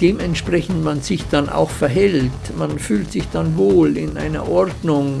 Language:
German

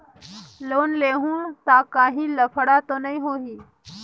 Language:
Chhattisgarhi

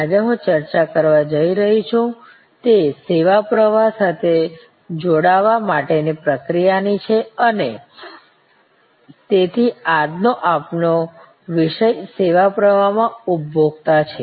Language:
Gujarati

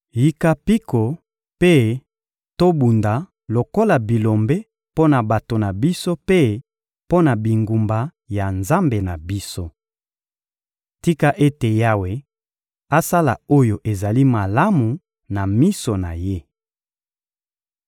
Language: Lingala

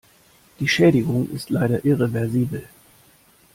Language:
German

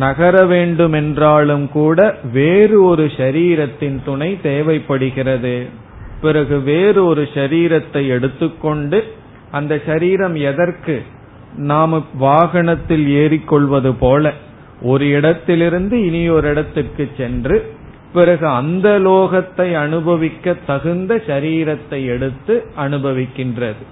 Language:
Tamil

